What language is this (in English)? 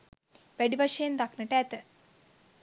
Sinhala